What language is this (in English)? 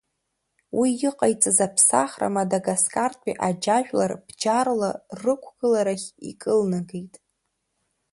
Abkhazian